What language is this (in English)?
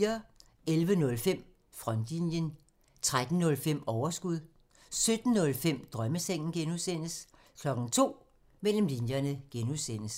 Danish